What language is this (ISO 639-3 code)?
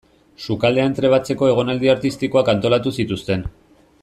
eus